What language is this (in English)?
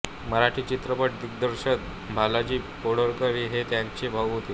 Marathi